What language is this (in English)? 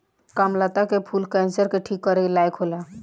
Bhojpuri